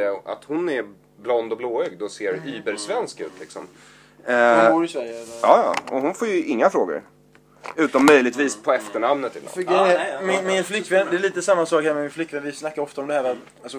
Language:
Swedish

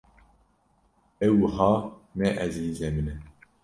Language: Kurdish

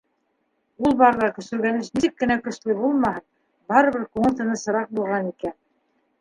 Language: Bashkir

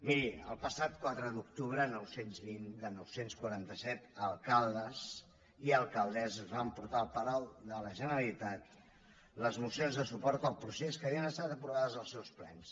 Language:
Catalan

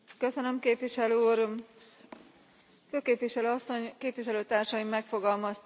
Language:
Hungarian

